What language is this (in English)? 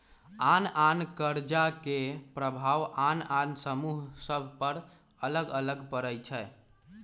Magahi